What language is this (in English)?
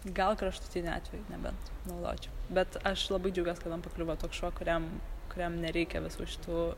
Lithuanian